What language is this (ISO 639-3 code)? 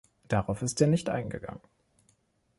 deu